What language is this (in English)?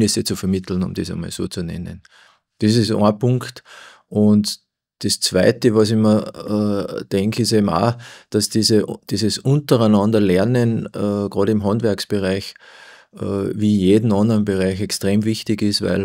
German